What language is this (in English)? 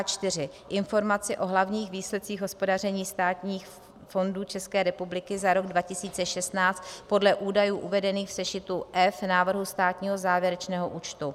Czech